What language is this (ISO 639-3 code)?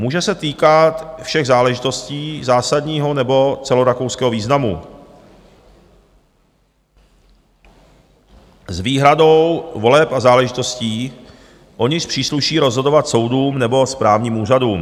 ces